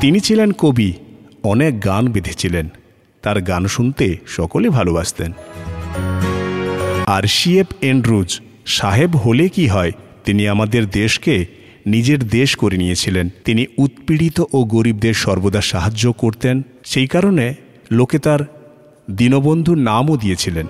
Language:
Bangla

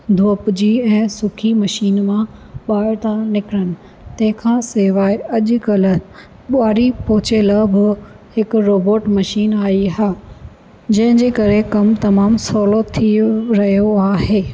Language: Sindhi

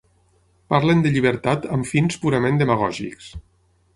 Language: Catalan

